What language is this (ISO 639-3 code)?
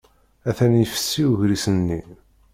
kab